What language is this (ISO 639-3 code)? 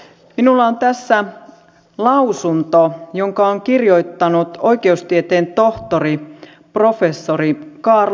fin